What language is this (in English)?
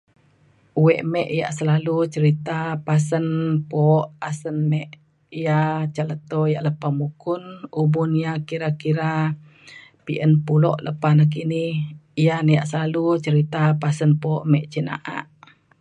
Mainstream Kenyah